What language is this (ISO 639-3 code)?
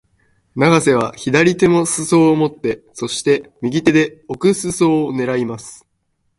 jpn